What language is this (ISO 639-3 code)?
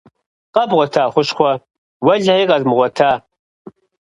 kbd